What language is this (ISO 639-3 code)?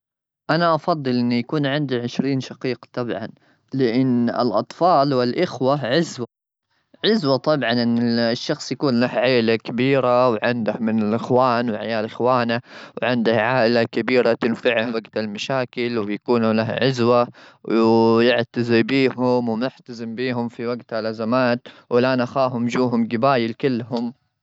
afb